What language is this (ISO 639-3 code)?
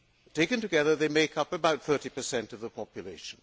eng